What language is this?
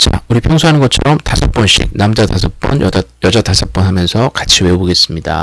Korean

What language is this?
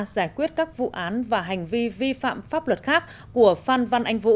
Vietnamese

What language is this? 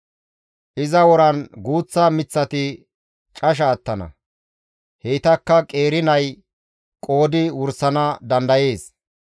Gamo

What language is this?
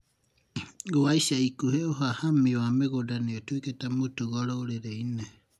Kikuyu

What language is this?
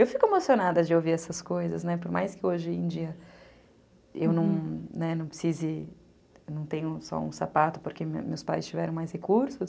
Portuguese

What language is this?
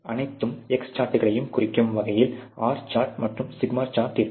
Tamil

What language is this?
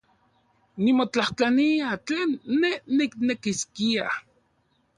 Central Puebla Nahuatl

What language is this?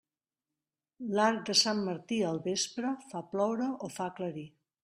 Catalan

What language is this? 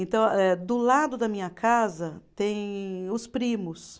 Portuguese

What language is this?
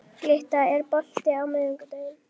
Icelandic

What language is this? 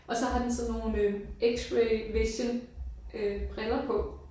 Danish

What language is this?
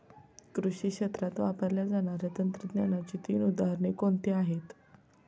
Marathi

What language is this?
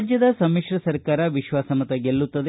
Kannada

